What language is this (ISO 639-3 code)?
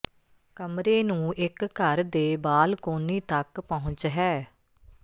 pan